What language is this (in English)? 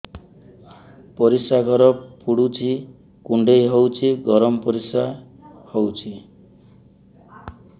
Odia